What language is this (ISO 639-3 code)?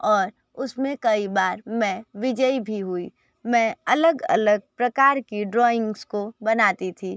hin